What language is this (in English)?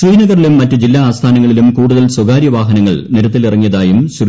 Malayalam